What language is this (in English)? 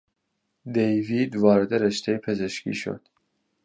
Persian